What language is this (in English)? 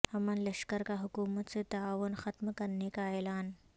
Urdu